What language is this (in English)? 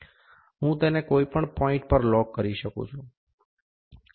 Gujarati